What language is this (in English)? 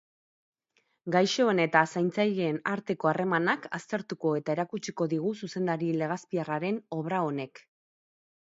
Basque